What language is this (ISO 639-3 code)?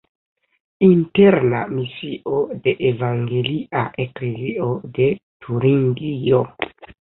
epo